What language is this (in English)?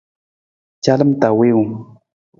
Nawdm